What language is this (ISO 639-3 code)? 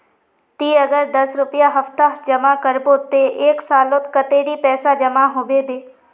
mag